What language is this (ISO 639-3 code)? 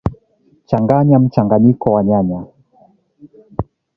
swa